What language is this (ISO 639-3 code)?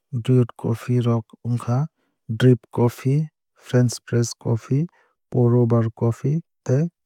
trp